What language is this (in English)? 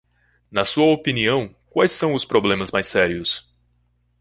Portuguese